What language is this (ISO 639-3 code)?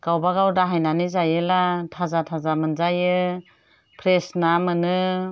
brx